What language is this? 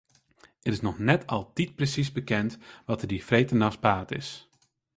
Western Frisian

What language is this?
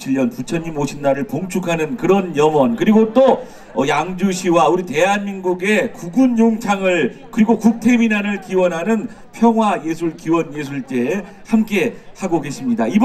Korean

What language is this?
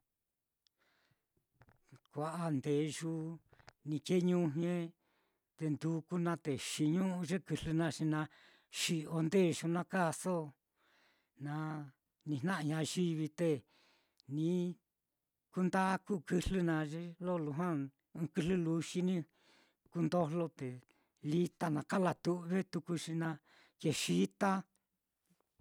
Mitlatongo Mixtec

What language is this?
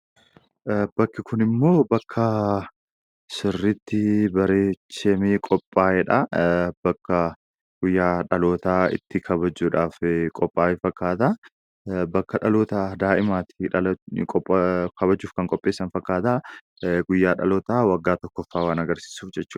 Oromo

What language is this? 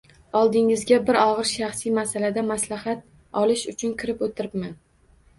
Uzbek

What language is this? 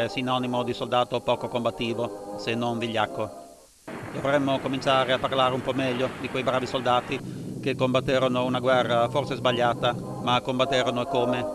Italian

